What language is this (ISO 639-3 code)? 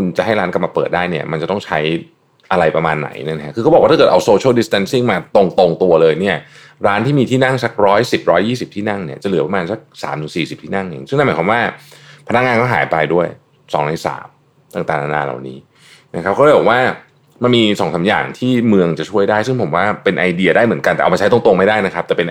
tha